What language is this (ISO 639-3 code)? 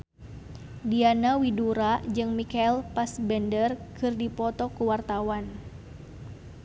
sun